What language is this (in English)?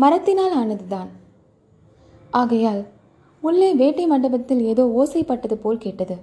Tamil